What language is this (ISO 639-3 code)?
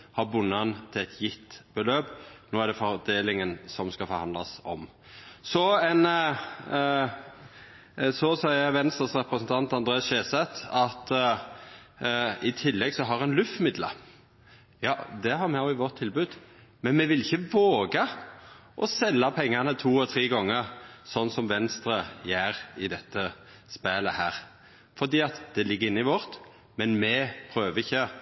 nno